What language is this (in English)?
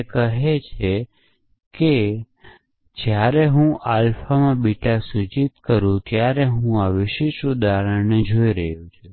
Gujarati